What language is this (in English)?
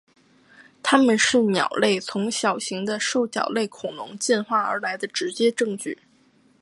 Chinese